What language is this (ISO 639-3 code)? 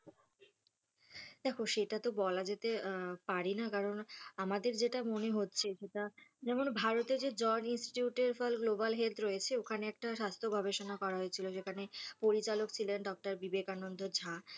ben